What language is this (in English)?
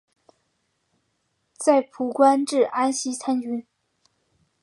Chinese